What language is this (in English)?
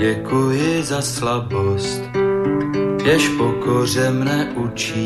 Czech